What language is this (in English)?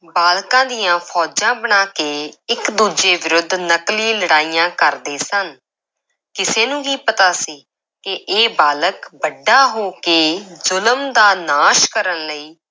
Punjabi